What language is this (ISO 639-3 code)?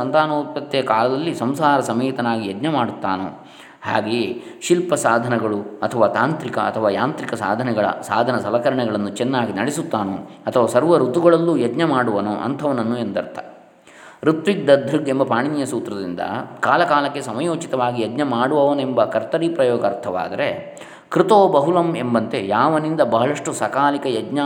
kan